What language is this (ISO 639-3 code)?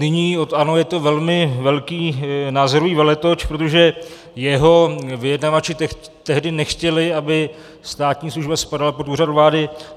ces